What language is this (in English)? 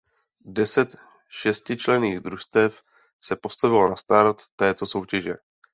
Czech